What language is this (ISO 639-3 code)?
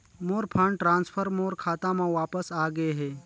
hne